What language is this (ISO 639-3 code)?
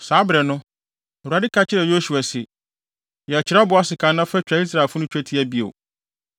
aka